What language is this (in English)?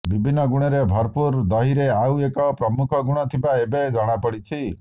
Odia